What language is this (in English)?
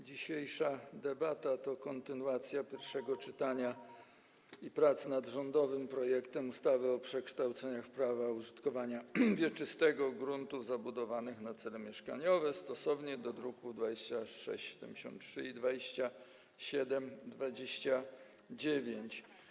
Polish